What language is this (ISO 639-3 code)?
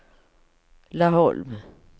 swe